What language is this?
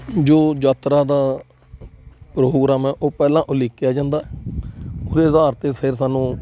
Punjabi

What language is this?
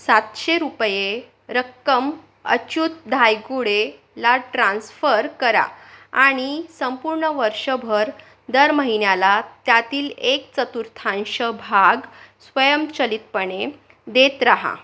Marathi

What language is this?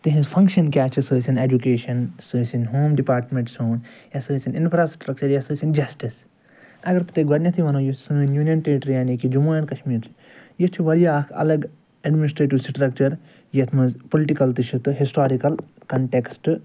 Kashmiri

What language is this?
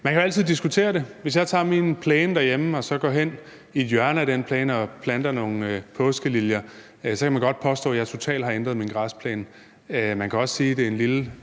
Danish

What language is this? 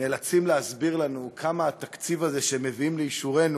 Hebrew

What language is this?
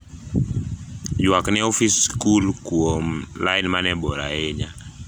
Luo (Kenya and Tanzania)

